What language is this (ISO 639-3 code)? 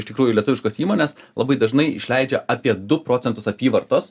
lit